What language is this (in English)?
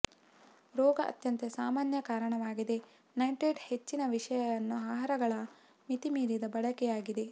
Kannada